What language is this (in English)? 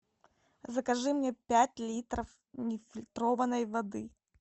Russian